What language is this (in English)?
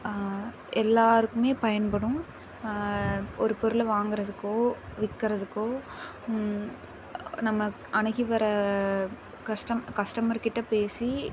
Tamil